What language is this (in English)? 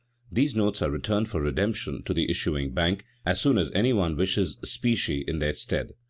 English